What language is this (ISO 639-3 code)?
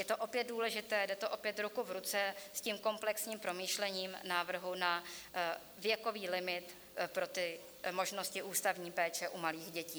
ces